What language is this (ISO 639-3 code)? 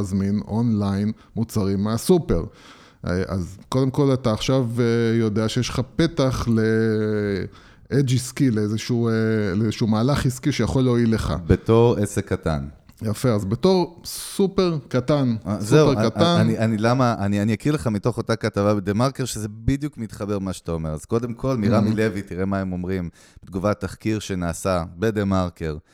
heb